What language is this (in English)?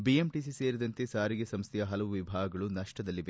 Kannada